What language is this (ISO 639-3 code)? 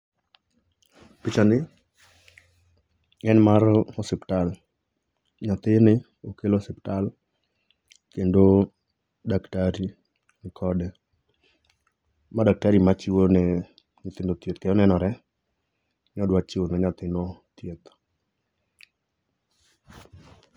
luo